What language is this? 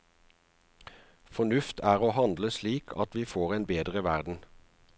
Norwegian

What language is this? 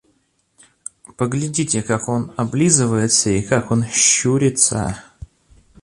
Russian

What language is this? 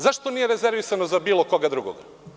Serbian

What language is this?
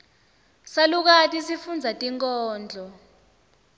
Swati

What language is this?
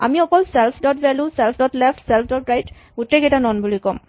Assamese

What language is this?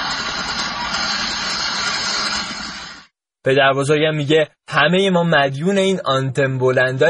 Persian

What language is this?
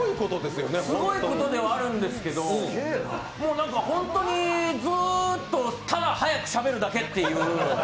Japanese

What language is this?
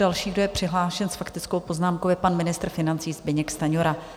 Czech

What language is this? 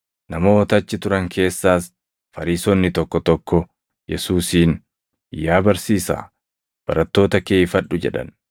Oromo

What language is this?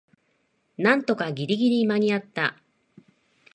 Japanese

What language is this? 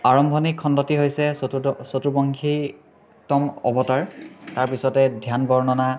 Assamese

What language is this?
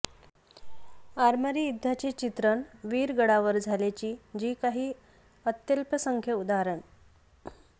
Marathi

